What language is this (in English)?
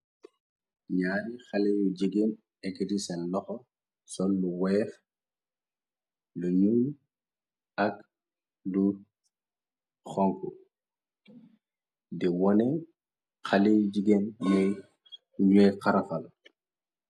Wolof